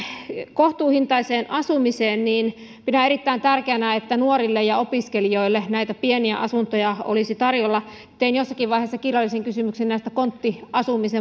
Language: Finnish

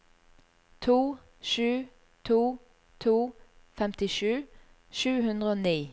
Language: Norwegian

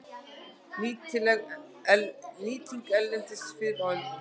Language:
Icelandic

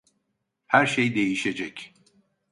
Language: Turkish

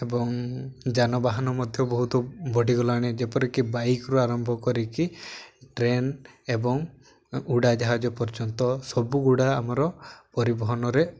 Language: Odia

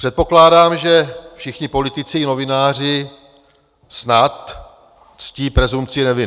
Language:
Czech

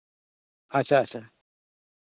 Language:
Santali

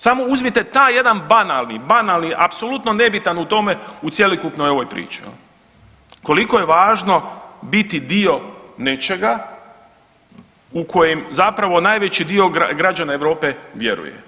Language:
Croatian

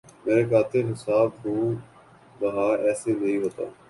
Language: Urdu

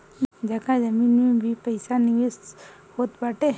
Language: Bhojpuri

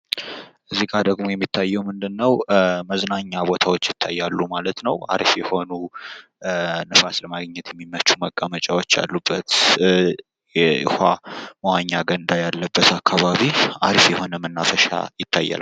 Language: Amharic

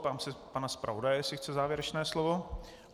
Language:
Czech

